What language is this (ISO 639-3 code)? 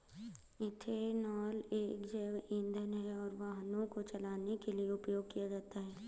hin